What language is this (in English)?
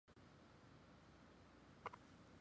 Chinese